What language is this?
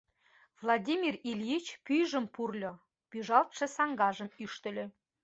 Mari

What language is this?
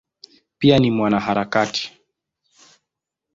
Swahili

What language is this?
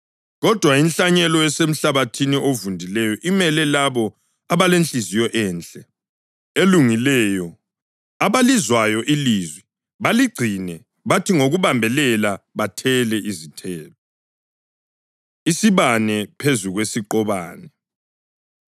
North Ndebele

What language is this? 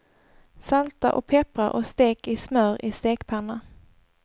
Swedish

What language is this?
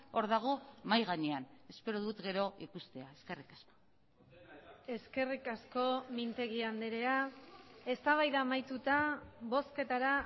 Basque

